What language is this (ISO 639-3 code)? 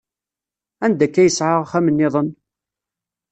kab